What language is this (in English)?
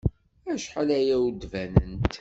Kabyle